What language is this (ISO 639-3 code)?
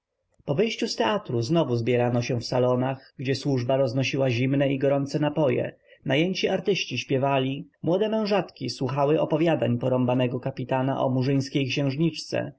pol